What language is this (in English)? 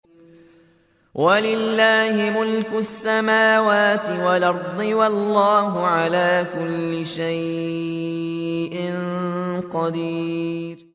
Arabic